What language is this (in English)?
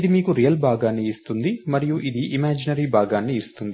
Telugu